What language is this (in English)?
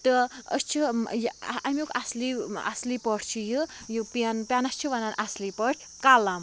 Kashmiri